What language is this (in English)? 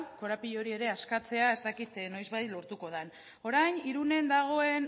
Basque